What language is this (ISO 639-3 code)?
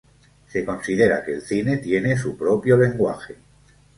spa